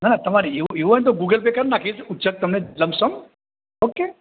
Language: Gujarati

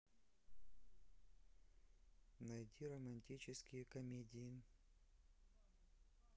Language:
Russian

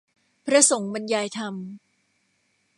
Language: Thai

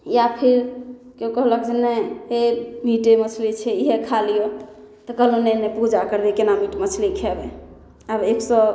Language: Maithili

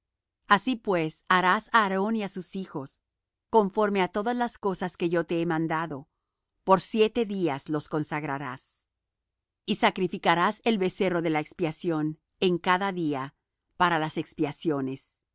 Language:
Spanish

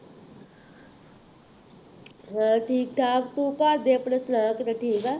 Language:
Punjabi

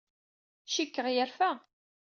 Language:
Kabyle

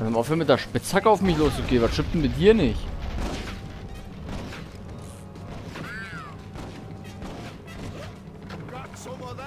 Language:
German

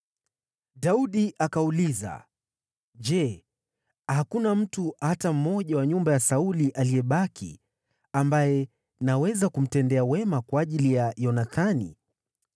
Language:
Swahili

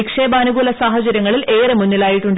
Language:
Malayalam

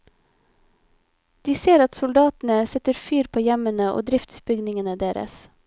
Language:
Norwegian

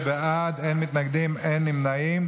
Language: Hebrew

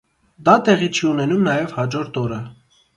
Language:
Armenian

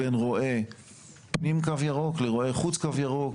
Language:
Hebrew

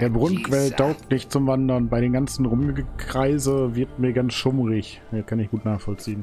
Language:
German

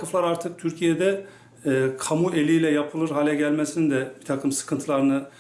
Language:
Turkish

